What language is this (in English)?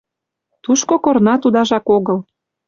Mari